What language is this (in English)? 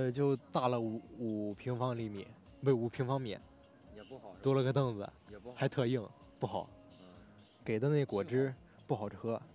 Chinese